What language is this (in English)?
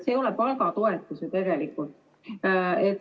Estonian